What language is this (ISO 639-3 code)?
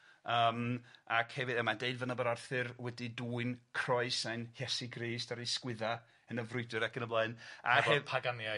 cym